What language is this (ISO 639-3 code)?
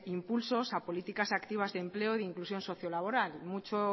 spa